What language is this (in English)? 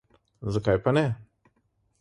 Slovenian